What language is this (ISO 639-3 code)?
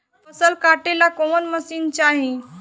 bho